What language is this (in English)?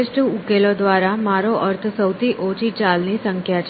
Gujarati